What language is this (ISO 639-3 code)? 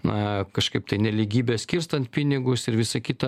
lit